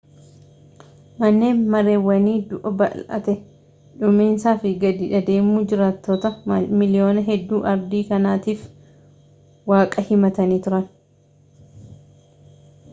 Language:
Oromo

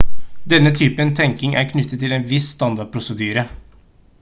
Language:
Norwegian Bokmål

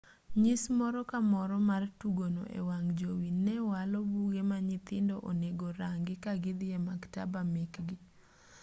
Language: Luo (Kenya and Tanzania)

